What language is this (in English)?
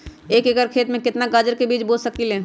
Magahi